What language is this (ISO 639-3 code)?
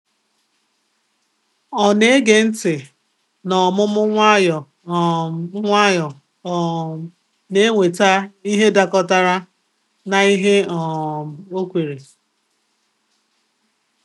ibo